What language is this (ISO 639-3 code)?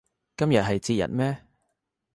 yue